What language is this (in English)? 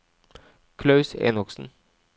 Norwegian